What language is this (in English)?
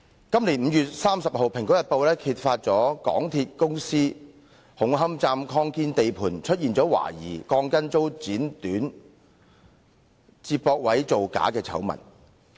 Cantonese